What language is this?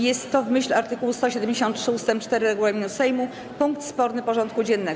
Polish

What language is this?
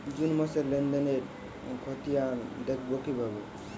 Bangla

